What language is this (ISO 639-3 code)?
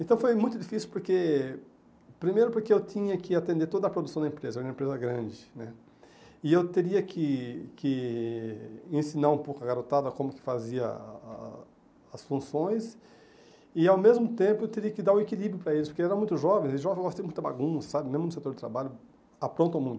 por